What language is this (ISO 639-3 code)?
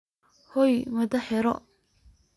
som